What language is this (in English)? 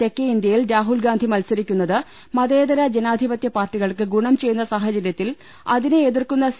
Malayalam